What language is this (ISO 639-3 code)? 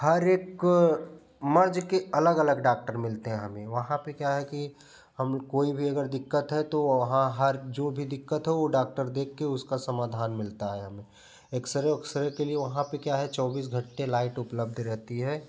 hin